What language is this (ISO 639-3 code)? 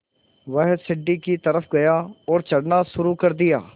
hin